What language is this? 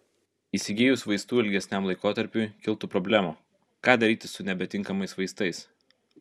Lithuanian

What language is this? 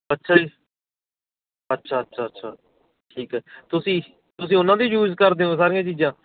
Punjabi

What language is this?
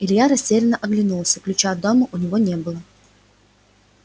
Russian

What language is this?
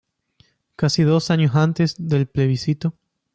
Spanish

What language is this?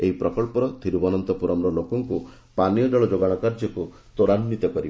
Odia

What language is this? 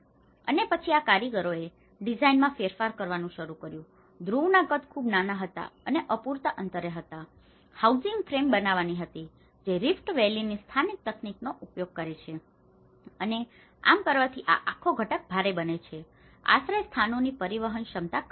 Gujarati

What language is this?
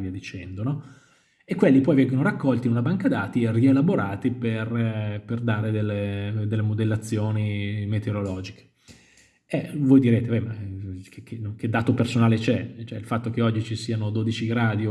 Italian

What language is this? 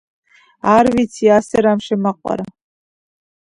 Georgian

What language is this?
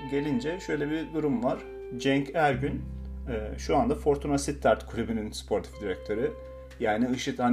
Turkish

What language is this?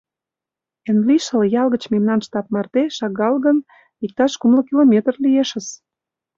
Mari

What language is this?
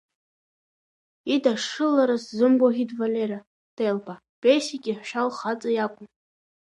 Abkhazian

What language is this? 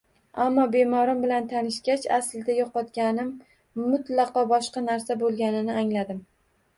Uzbek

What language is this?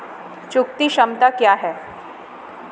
Hindi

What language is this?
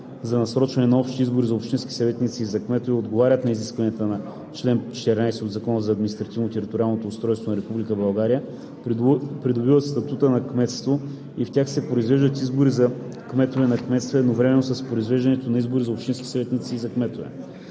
Bulgarian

